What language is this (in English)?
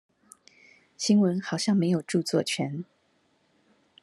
Chinese